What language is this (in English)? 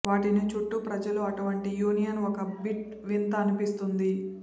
Telugu